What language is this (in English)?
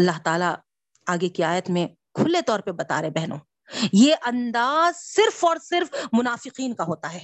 Urdu